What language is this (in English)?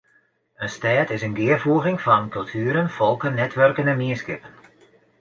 Western Frisian